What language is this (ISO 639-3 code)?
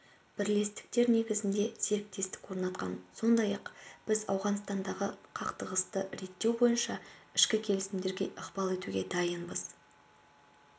kaz